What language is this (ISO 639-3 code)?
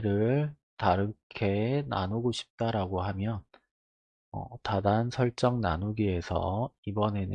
kor